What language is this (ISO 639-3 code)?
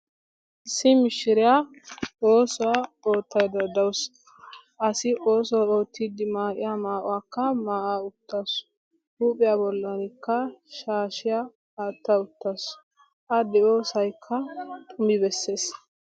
wal